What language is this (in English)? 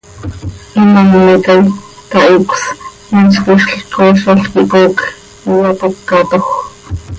Seri